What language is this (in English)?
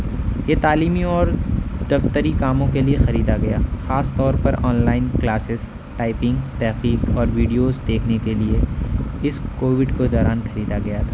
Urdu